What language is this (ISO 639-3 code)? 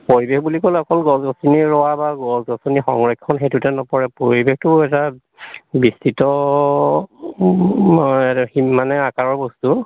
asm